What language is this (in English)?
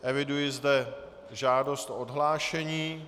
Czech